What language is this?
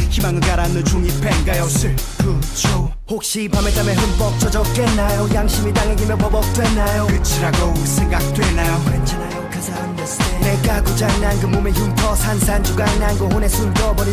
Korean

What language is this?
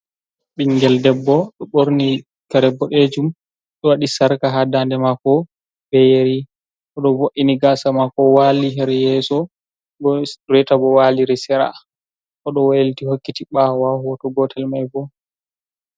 Fula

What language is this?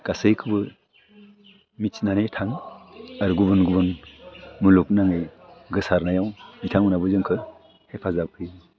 Bodo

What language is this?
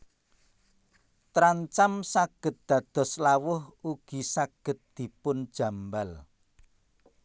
Javanese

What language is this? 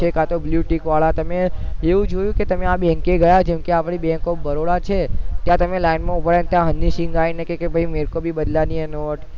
Gujarati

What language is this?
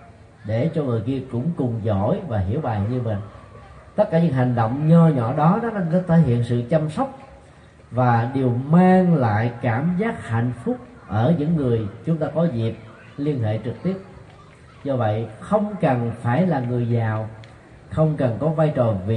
Vietnamese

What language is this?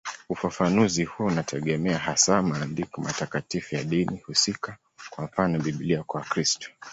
Swahili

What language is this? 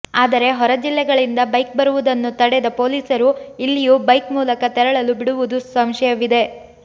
Kannada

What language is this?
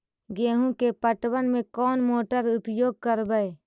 Magahi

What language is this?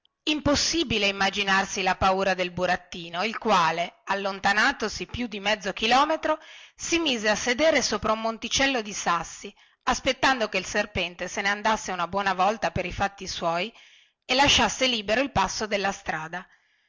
Italian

